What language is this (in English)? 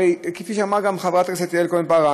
Hebrew